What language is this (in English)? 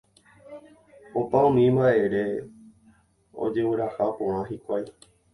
Guarani